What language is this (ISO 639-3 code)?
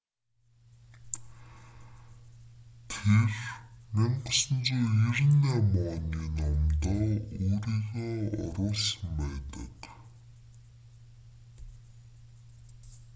mon